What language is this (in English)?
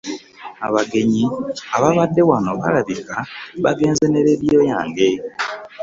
Ganda